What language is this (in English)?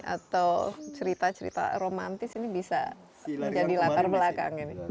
Indonesian